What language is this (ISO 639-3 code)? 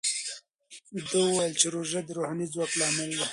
pus